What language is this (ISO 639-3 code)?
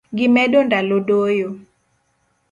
luo